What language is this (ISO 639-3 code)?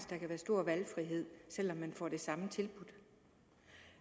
dan